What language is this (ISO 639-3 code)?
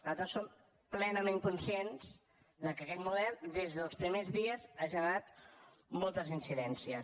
cat